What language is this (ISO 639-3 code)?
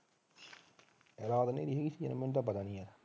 pan